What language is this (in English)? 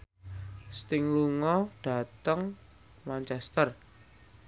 Javanese